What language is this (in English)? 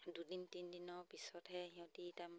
Assamese